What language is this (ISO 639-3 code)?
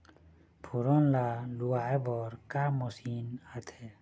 hne